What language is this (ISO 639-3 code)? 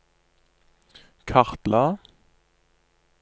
nor